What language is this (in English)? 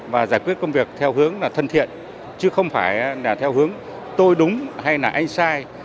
Vietnamese